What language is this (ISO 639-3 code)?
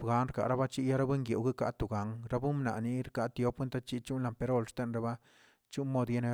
zts